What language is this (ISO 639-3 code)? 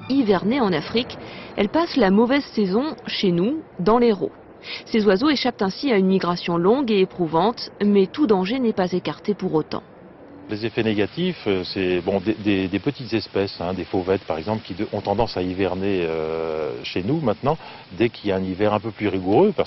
fra